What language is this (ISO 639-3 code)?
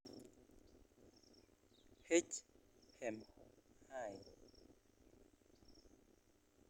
kln